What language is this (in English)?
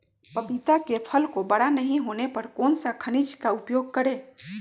Magahi